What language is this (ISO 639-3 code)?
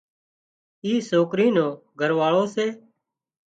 kxp